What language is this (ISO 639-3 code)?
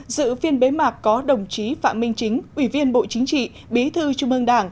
vie